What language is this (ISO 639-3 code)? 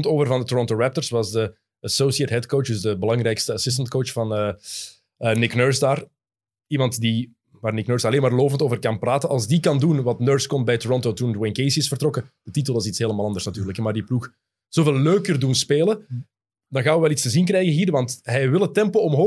nld